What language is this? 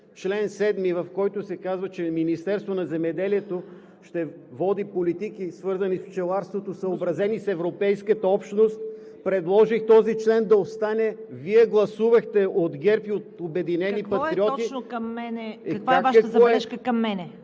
Bulgarian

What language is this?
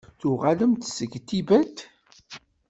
Kabyle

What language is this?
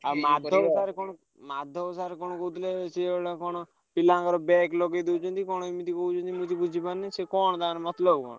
Odia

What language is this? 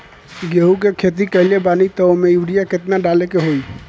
Bhojpuri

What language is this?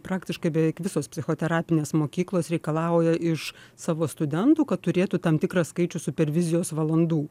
Lithuanian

